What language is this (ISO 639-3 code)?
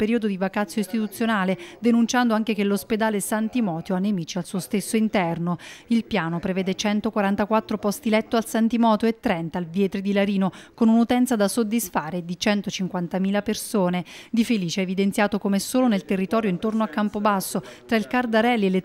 ita